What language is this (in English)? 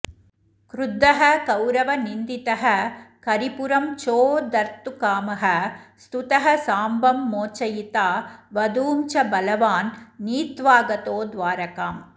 Sanskrit